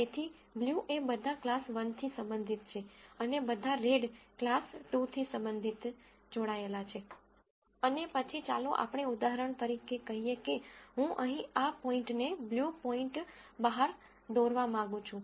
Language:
Gujarati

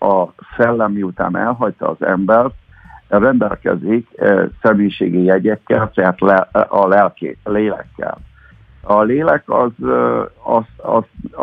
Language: Hungarian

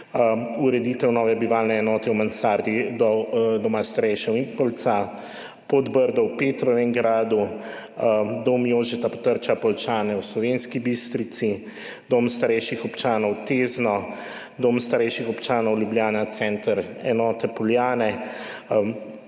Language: Slovenian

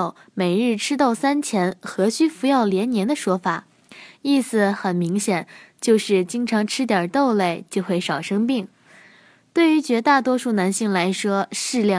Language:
Chinese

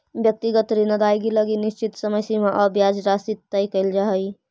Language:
Magahi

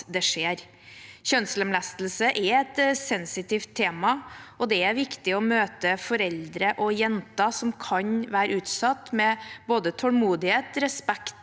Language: Norwegian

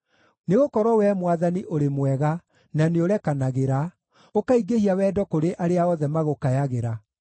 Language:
Kikuyu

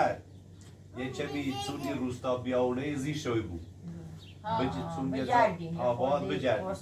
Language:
Persian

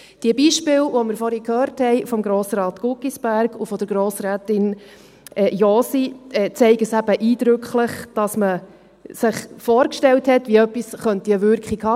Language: Swiss German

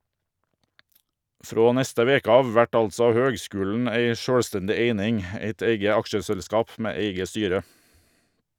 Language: Norwegian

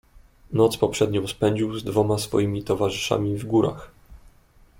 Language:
Polish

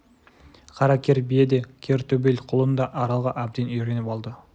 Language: Kazakh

